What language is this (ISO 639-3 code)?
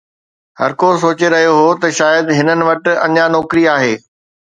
snd